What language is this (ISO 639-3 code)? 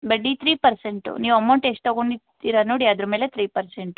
kan